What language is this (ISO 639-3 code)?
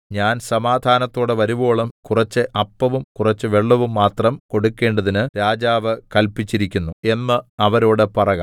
mal